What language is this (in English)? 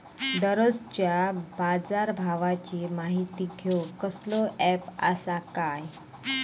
Marathi